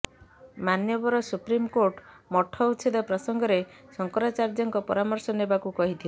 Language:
Odia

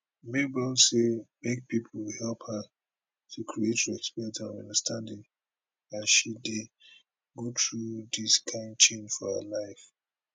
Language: Nigerian Pidgin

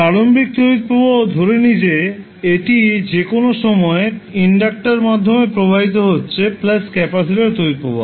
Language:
Bangla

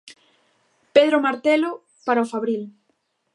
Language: Galician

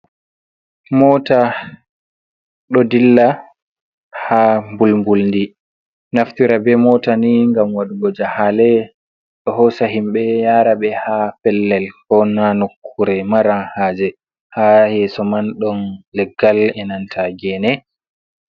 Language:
Fula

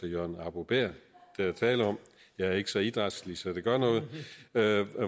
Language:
Danish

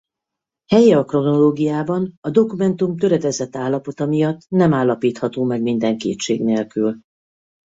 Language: Hungarian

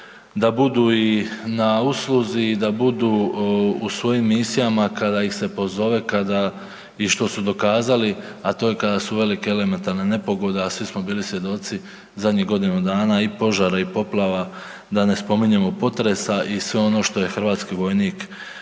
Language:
Croatian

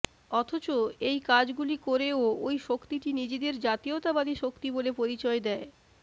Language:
Bangla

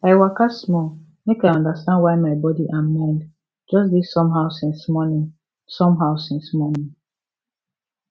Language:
Nigerian Pidgin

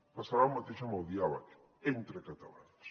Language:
Catalan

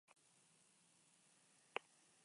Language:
Basque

